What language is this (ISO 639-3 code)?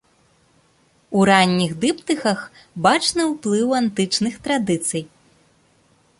bel